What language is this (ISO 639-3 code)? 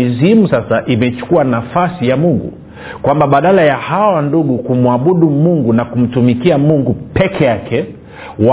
swa